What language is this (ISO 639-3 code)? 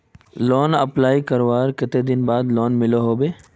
mag